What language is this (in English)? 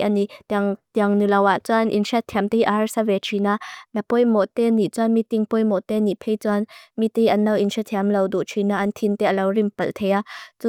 Mizo